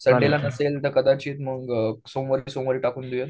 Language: Marathi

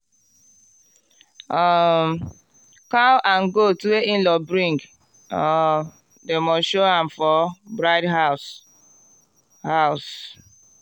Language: Nigerian Pidgin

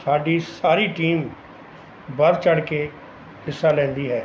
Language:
Punjabi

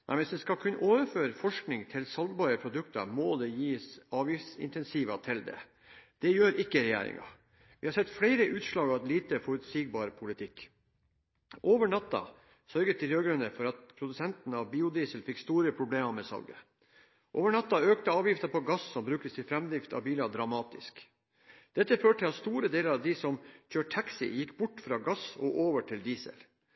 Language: Norwegian Bokmål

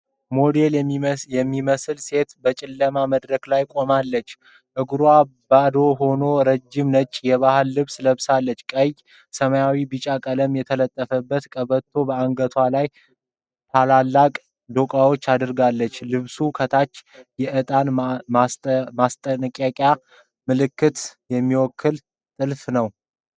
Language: Amharic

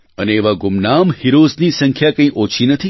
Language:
Gujarati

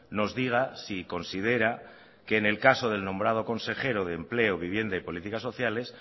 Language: Spanish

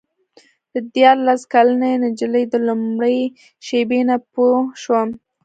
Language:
Pashto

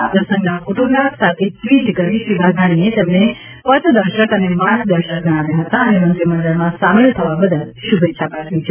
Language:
Gujarati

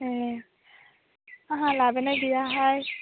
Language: Bodo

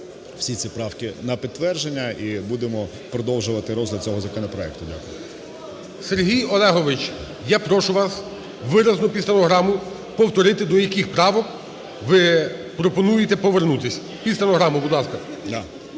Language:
Ukrainian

